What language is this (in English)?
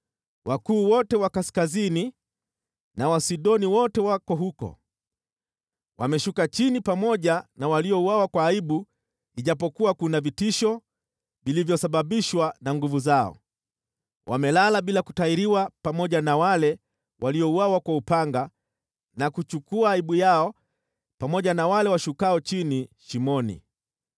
Swahili